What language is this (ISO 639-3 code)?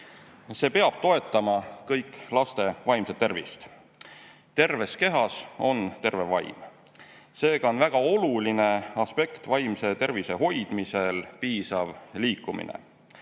est